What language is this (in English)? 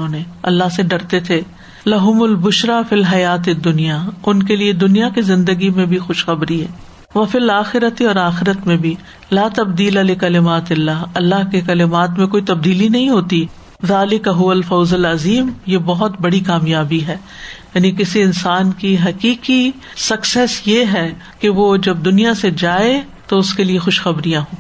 Urdu